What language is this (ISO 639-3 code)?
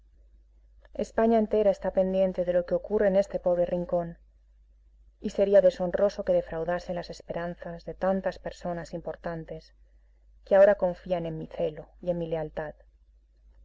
spa